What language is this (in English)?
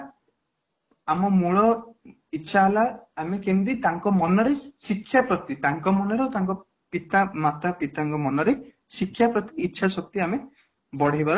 Odia